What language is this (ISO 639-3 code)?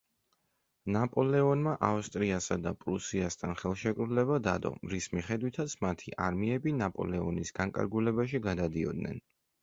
kat